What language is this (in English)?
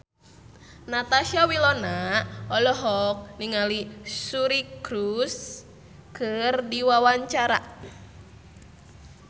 Sundanese